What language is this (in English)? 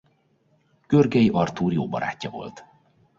Hungarian